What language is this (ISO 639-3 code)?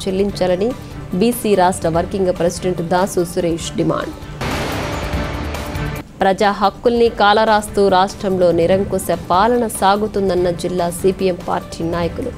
eng